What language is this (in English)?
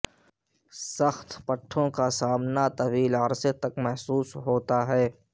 Urdu